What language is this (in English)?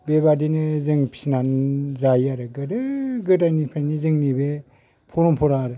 Bodo